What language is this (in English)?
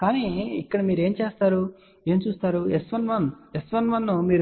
Telugu